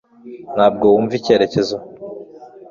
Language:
Kinyarwanda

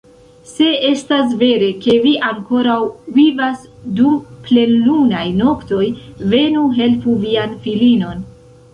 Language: Esperanto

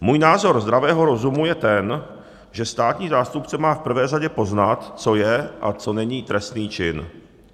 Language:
Czech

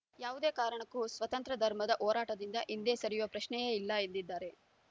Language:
Kannada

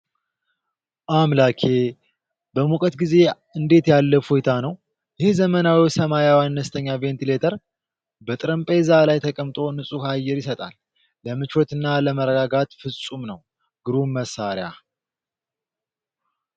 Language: Amharic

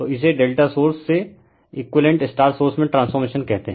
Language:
Hindi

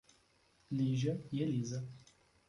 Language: Portuguese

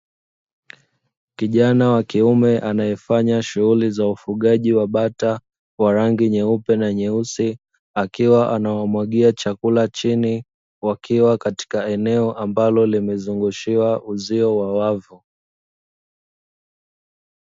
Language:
Swahili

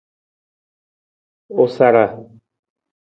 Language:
Nawdm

